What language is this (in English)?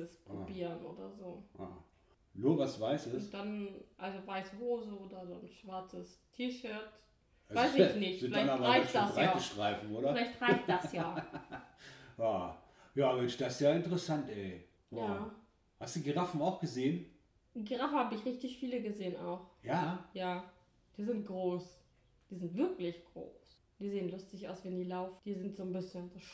German